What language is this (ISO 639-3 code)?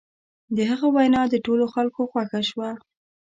pus